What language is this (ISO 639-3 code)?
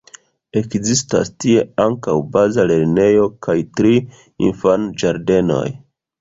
epo